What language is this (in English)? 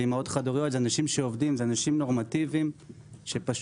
Hebrew